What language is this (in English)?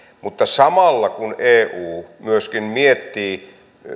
Finnish